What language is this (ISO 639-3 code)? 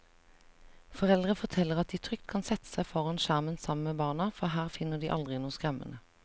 nor